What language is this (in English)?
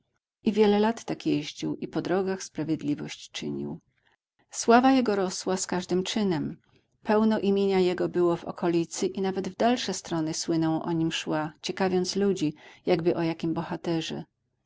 Polish